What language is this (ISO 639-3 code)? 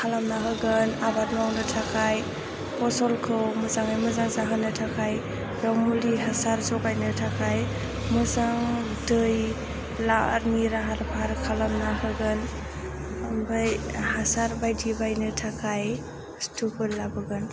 brx